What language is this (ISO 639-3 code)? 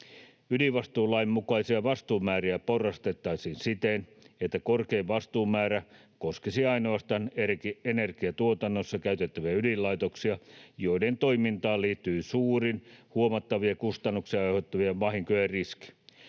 fin